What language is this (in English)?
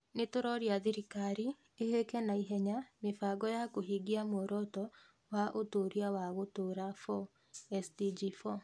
Kikuyu